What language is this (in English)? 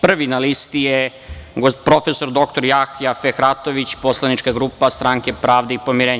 Serbian